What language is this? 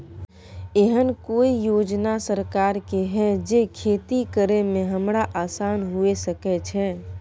Maithili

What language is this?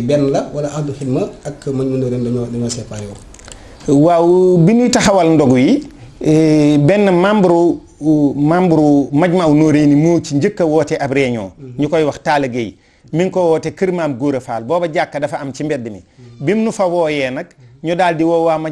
French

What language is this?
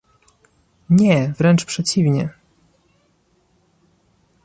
Polish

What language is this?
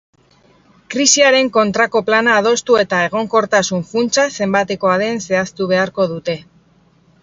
Basque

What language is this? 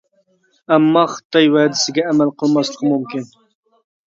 Uyghur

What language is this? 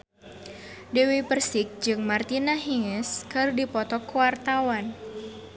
Sundanese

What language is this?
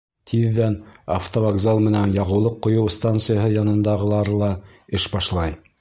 Bashkir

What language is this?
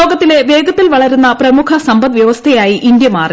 Malayalam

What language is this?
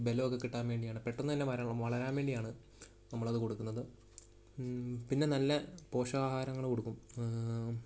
Malayalam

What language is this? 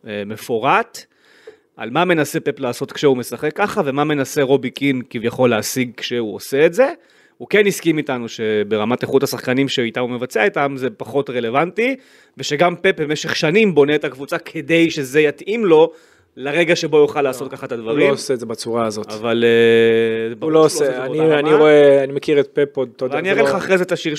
Hebrew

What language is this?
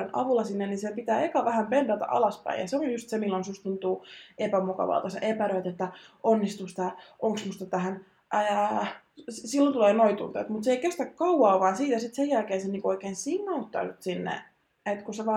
Finnish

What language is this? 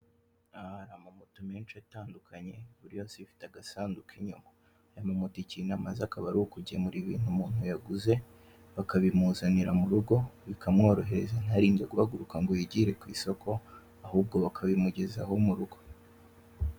Kinyarwanda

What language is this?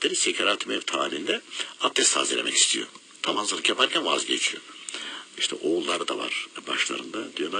Turkish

